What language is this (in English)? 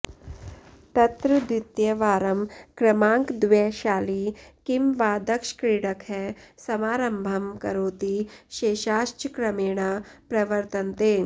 Sanskrit